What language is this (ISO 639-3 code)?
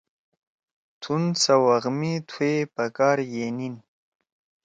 trw